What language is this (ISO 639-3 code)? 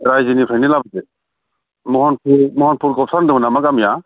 brx